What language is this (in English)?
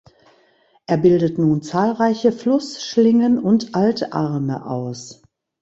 German